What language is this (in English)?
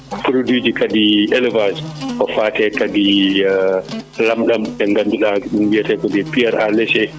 Fula